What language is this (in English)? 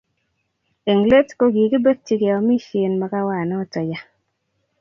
Kalenjin